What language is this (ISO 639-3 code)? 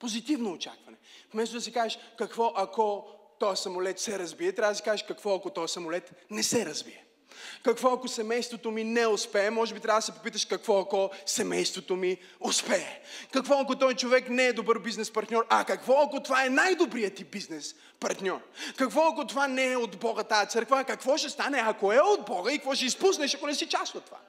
bul